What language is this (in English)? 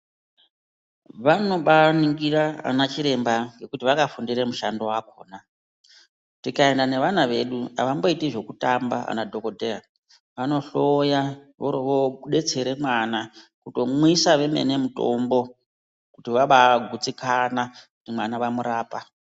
Ndau